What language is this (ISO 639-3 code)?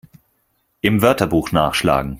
deu